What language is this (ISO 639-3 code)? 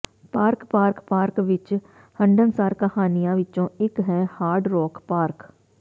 pan